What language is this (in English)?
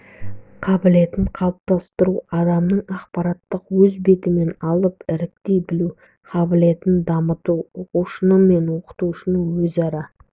Kazakh